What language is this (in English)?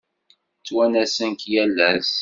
Kabyle